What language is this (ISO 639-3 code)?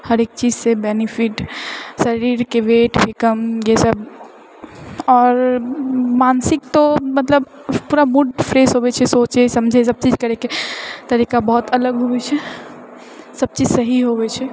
mai